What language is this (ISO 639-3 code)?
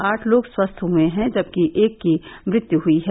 hin